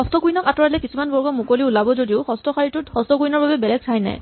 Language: Assamese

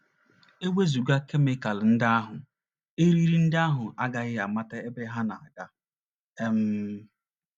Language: Igbo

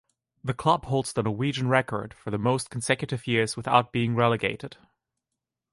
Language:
English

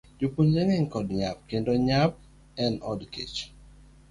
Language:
Luo (Kenya and Tanzania)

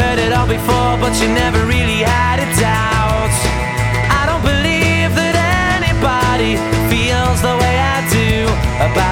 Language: Turkish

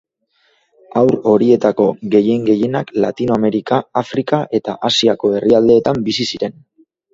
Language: Basque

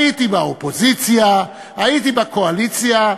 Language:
Hebrew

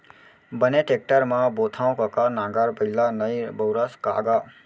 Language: Chhattisgarhi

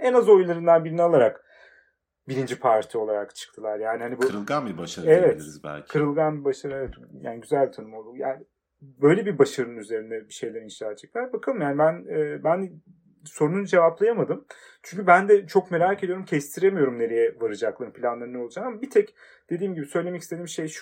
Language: Turkish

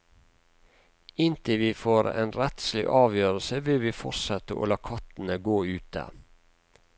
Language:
Norwegian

